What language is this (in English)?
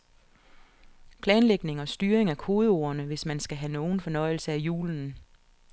Danish